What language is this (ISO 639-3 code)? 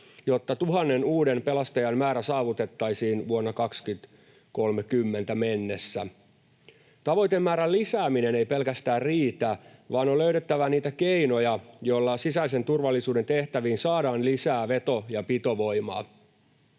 fin